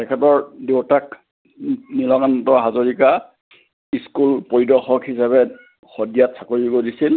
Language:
Assamese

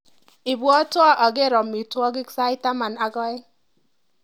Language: Kalenjin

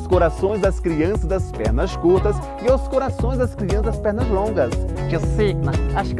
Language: Portuguese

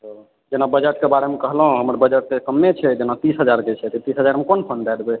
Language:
Maithili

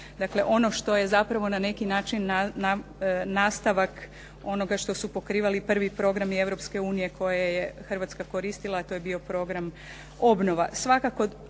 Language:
Croatian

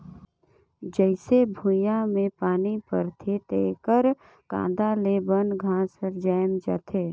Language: Chhattisgarhi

